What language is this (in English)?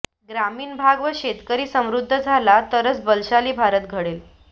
Marathi